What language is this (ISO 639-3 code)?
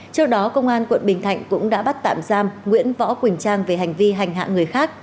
vie